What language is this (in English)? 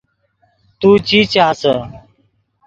Yidgha